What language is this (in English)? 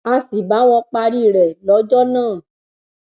Yoruba